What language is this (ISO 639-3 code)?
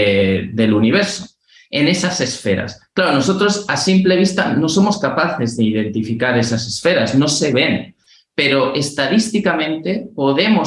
spa